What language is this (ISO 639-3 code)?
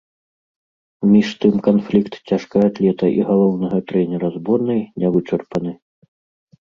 bel